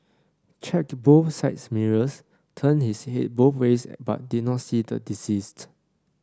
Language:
English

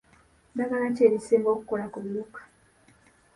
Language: Ganda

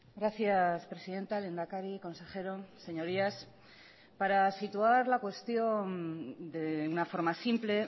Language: Spanish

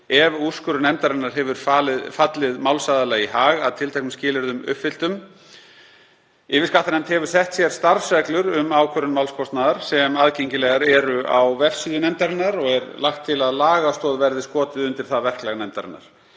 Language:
Icelandic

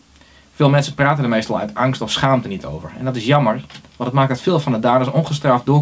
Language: Dutch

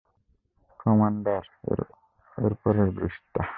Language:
Bangla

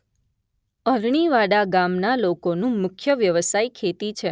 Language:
Gujarati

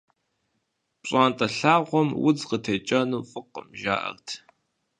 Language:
Kabardian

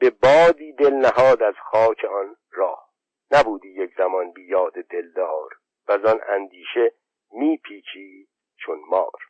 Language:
Persian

